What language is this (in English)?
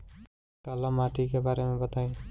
Bhojpuri